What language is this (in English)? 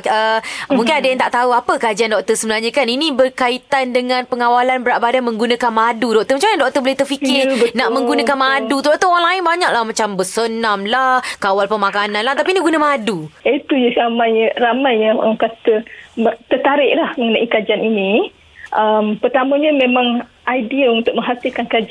Malay